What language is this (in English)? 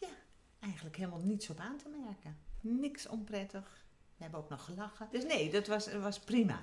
Dutch